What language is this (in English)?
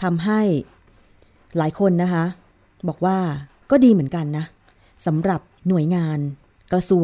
Thai